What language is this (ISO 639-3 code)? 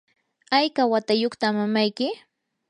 qur